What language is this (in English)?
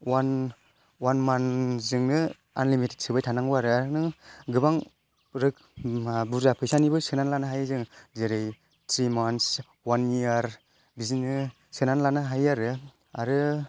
Bodo